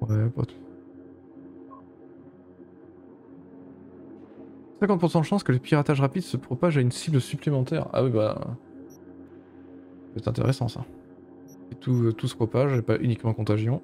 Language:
French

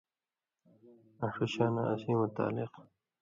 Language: Indus Kohistani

